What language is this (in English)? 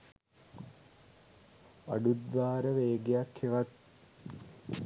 Sinhala